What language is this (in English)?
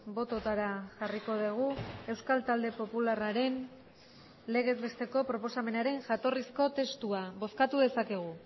Basque